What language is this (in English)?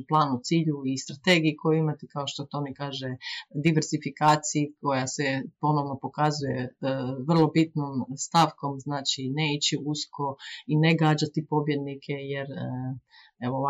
Croatian